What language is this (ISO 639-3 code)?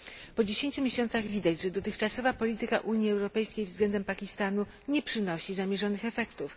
pol